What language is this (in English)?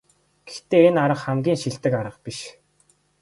Mongolian